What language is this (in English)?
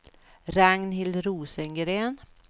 Swedish